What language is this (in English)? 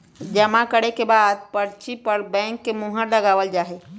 Magahi